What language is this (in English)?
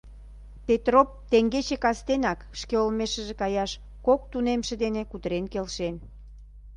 Mari